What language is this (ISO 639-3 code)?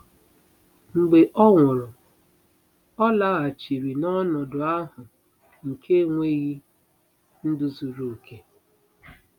ibo